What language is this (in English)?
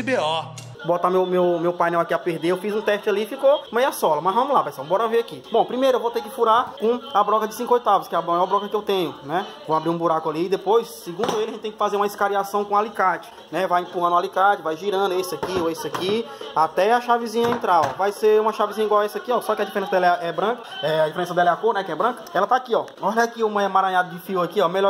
Portuguese